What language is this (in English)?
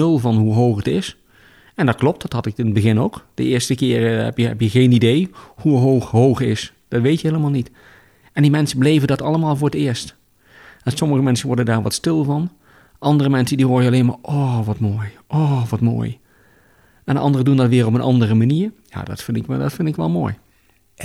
Dutch